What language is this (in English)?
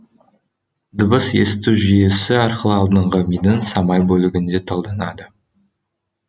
Kazakh